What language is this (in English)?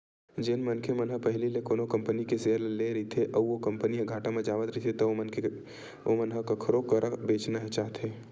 Chhattisgarhi